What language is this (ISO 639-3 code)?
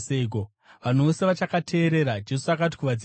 sna